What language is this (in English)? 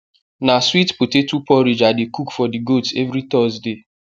Nigerian Pidgin